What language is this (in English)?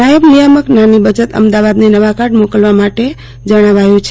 Gujarati